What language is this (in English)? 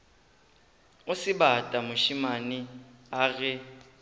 Northern Sotho